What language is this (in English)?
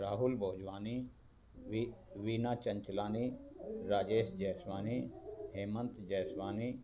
Sindhi